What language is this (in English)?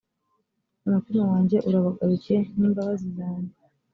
Kinyarwanda